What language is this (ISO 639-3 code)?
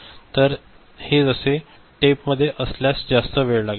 mar